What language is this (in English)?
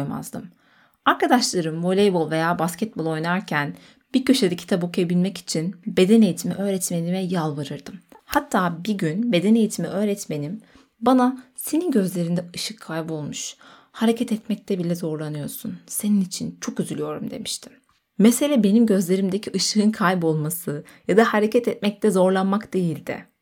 Turkish